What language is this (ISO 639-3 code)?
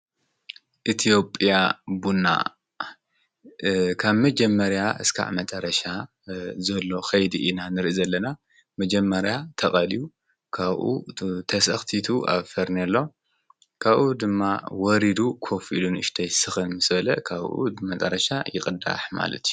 tir